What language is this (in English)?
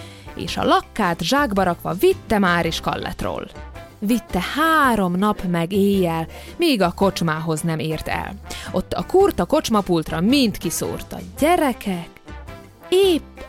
Hungarian